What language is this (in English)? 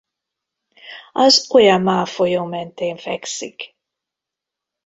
Hungarian